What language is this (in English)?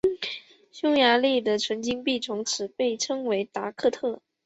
Chinese